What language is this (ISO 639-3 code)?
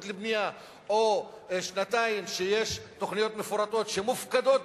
heb